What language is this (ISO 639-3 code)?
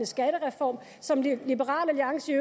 dan